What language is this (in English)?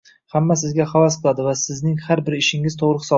Uzbek